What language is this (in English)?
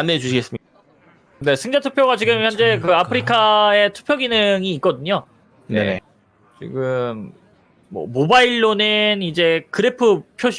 Korean